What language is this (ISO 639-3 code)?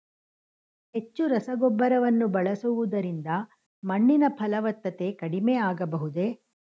kan